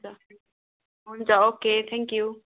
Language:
Nepali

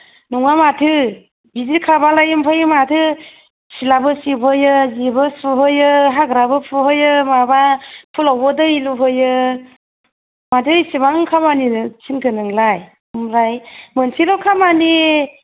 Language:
Bodo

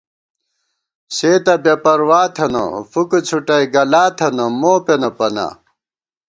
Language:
Gawar-Bati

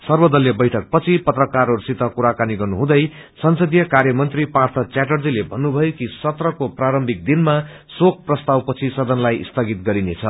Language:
Nepali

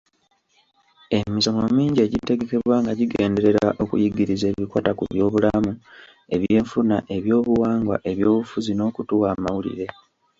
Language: Ganda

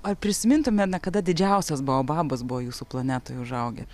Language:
Lithuanian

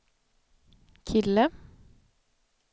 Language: Swedish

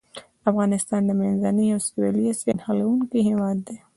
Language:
Pashto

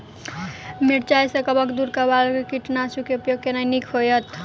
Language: Maithili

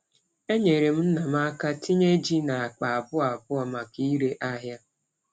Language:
Igbo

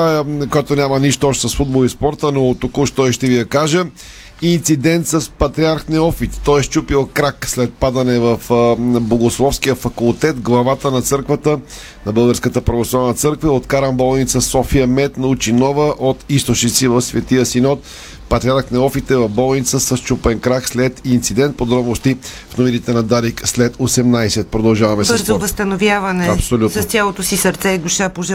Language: Bulgarian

